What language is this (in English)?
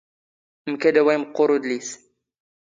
Standard Moroccan Tamazight